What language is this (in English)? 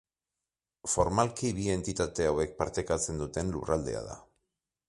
Basque